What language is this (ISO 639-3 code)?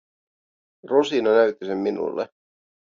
fin